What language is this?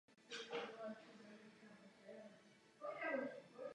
Czech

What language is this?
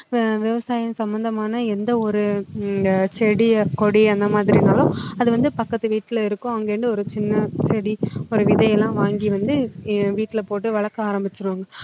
Tamil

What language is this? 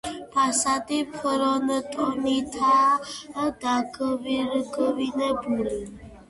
Georgian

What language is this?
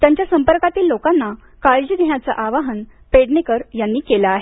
Marathi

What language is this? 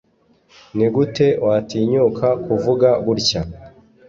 Kinyarwanda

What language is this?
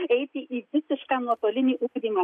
Lithuanian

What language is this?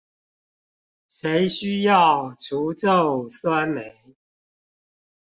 Chinese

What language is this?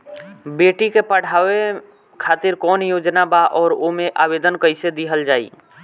Bhojpuri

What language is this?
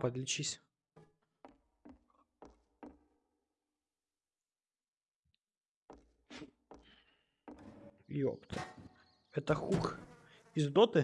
Russian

